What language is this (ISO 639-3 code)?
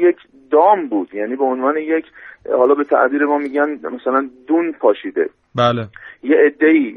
fas